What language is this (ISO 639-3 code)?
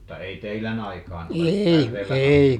fin